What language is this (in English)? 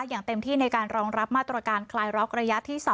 Thai